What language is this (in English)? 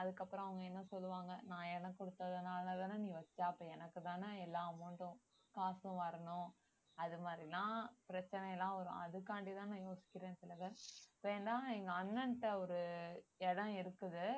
Tamil